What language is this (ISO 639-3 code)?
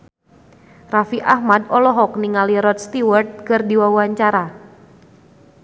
sun